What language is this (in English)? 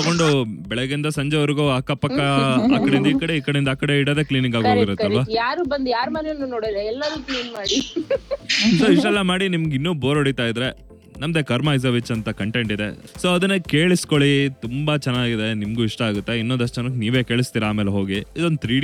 Kannada